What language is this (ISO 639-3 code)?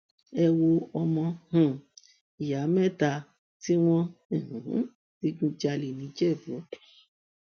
yor